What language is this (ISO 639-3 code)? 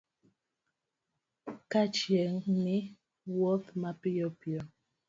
luo